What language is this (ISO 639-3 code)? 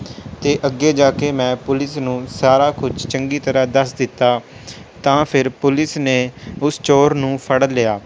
pan